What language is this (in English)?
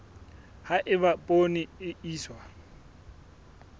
Southern Sotho